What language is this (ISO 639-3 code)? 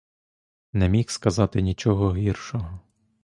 ukr